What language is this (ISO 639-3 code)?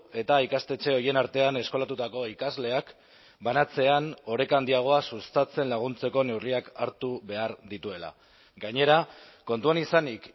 eus